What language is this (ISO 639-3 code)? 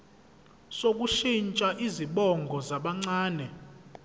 zul